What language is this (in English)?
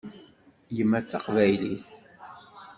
Kabyle